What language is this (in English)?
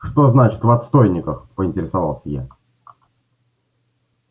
Russian